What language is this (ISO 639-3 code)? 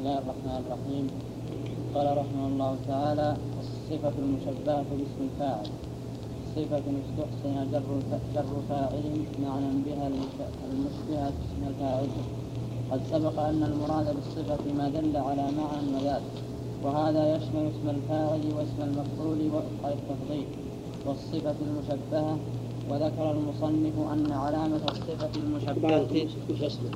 ara